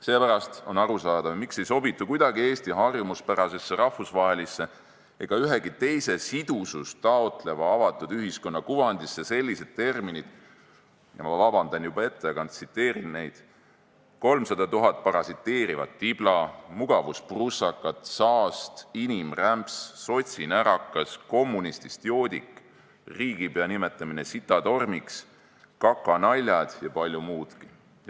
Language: Estonian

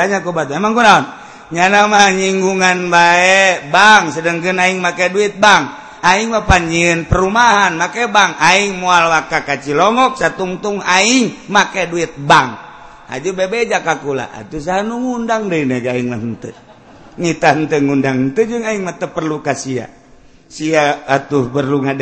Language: Indonesian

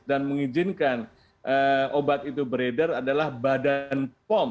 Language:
Indonesian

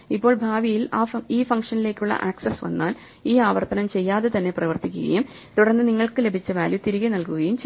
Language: Malayalam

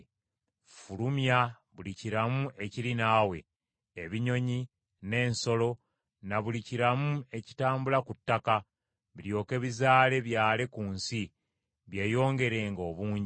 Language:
Ganda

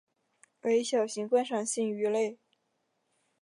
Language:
Chinese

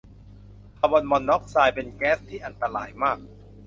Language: Thai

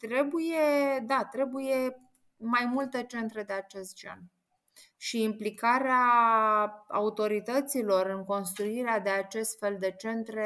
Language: Romanian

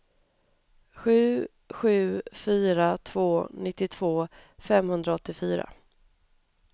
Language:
Swedish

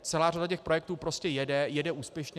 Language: Czech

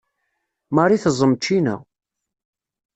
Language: Kabyle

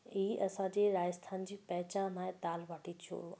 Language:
Sindhi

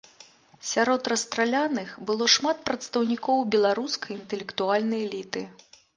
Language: Belarusian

